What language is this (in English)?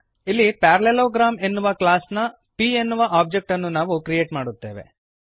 Kannada